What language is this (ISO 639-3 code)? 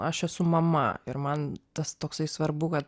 lit